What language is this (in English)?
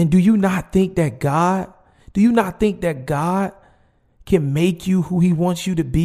English